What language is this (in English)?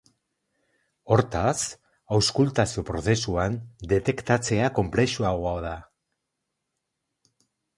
Basque